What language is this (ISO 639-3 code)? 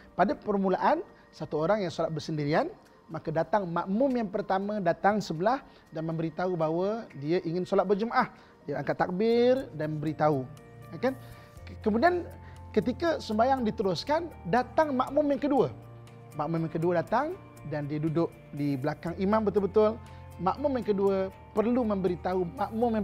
msa